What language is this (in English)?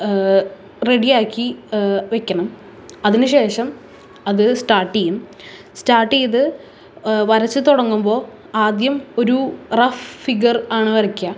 Malayalam